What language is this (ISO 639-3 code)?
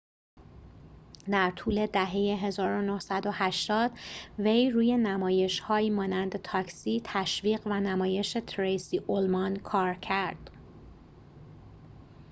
fas